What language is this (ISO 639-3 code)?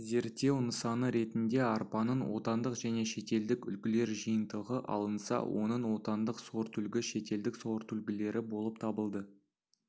kaz